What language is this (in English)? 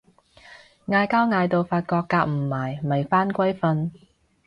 Cantonese